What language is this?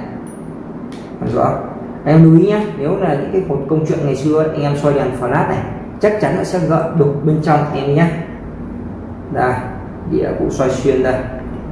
Vietnamese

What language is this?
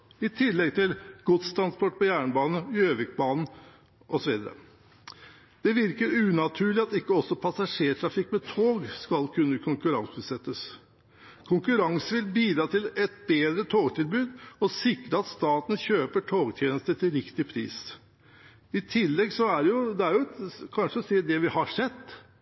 Norwegian Bokmål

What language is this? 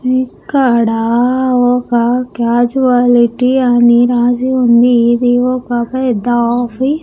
Telugu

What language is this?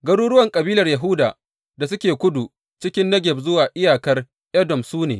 Hausa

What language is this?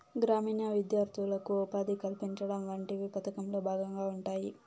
Telugu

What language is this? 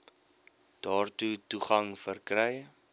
Afrikaans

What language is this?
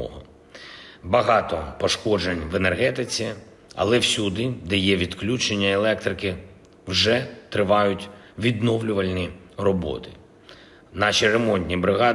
Ukrainian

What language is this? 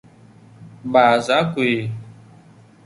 Vietnamese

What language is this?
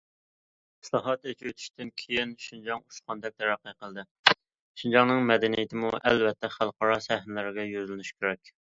Uyghur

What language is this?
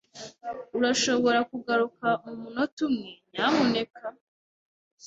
Kinyarwanda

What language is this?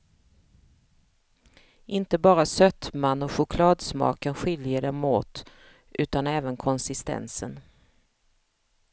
Swedish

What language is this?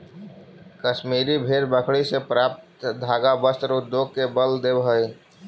Magahi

